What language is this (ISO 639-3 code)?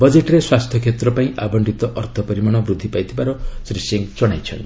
ori